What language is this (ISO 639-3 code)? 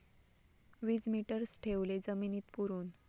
mar